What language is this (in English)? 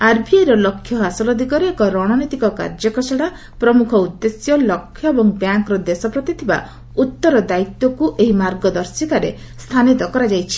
Odia